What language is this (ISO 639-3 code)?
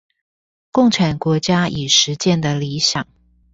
zho